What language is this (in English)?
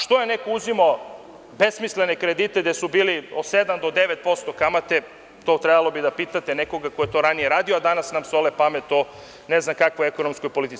Serbian